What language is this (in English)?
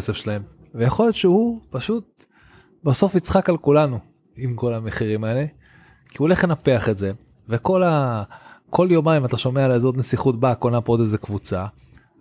Hebrew